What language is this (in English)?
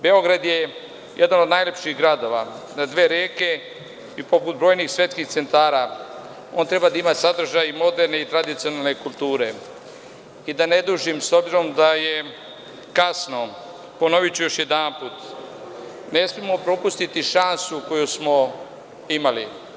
Serbian